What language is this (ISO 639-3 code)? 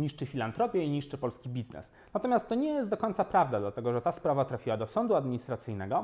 pol